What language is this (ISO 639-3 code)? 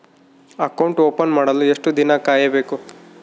kan